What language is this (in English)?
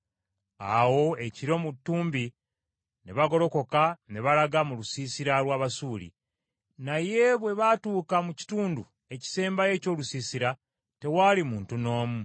Ganda